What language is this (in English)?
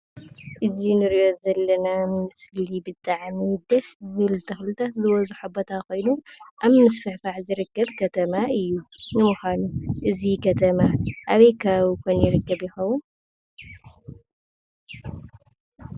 Tigrinya